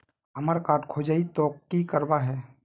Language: Magahi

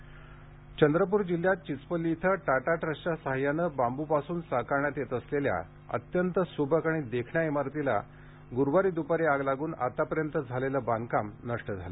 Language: Marathi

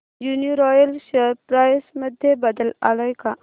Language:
Marathi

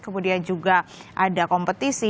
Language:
Indonesian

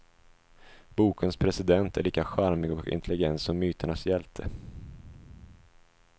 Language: Swedish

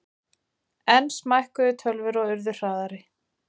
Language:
Icelandic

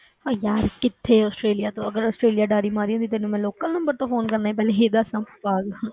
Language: Punjabi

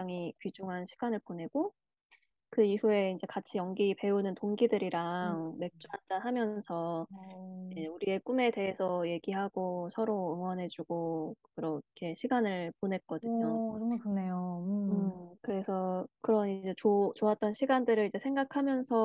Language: Korean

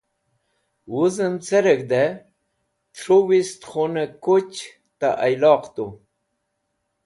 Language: Wakhi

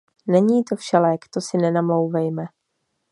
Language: Czech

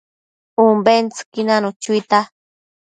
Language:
Matsés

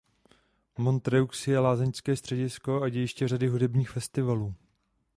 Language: Czech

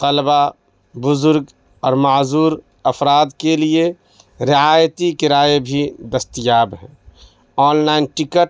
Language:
Urdu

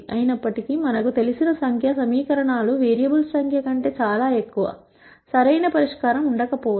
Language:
Telugu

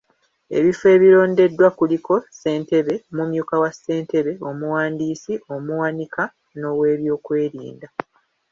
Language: Ganda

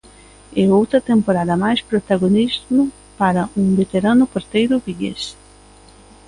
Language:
Galician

